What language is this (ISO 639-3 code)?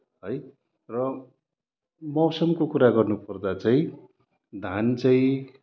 nep